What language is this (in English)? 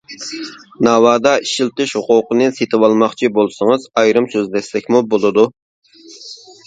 Uyghur